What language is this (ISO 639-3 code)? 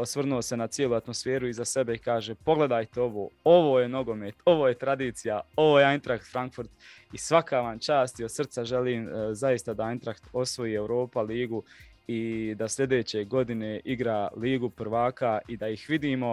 hrv